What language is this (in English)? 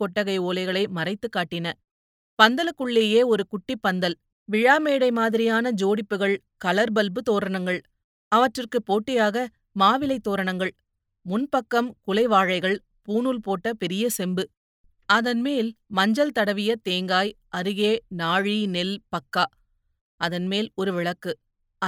Tamil